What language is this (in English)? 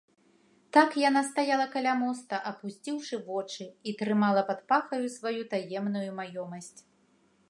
Belarusian